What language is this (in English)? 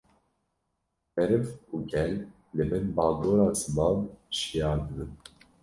Kurdish